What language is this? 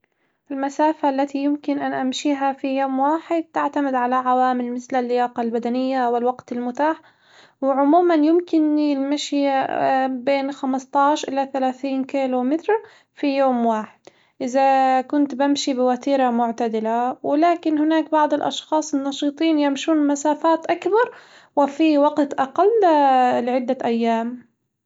Hijazi Arabic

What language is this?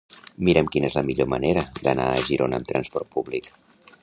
Catalan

